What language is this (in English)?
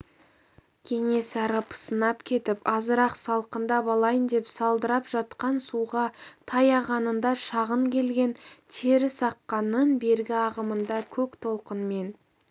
Kazakh